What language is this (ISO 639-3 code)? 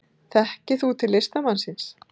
isl